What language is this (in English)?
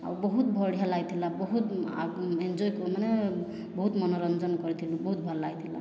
Odia